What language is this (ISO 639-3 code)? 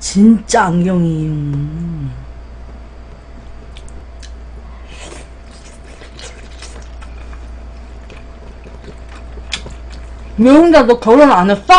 kor